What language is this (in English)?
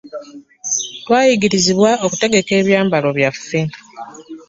Ganda